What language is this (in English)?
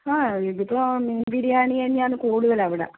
Malayalam